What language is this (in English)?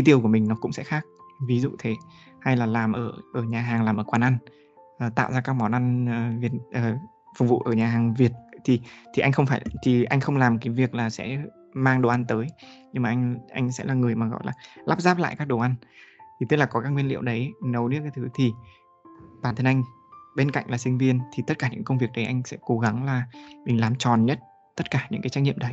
Vietnamese